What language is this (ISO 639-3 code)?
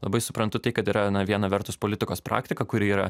lit